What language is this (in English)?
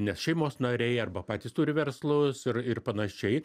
Lithuanian